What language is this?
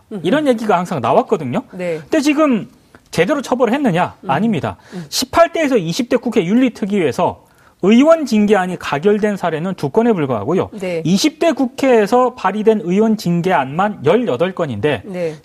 Korean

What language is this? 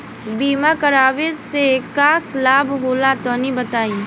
Bhojpuri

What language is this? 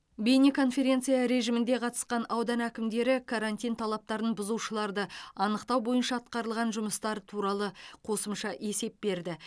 Kazakh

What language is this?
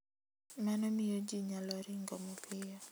Luo (Kenya and Tanzania)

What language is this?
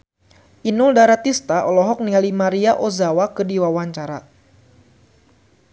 Sundanese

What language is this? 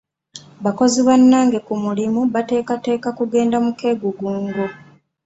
Ganda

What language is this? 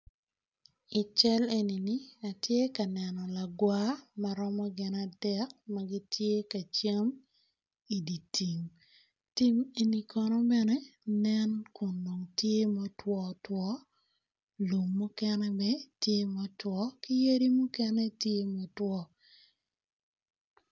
Acoli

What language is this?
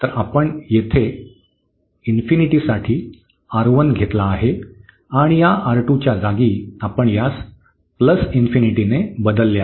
Marathi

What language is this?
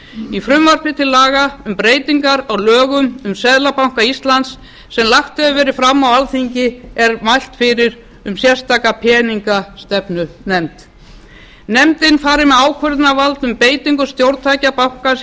Icelandic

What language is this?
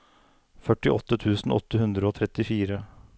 Norwegian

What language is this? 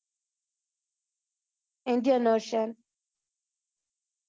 Gujarati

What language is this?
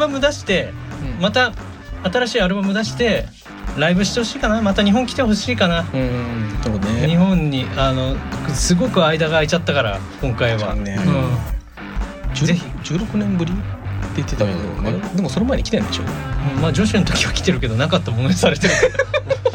Japanese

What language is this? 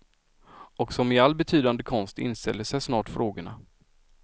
Swedish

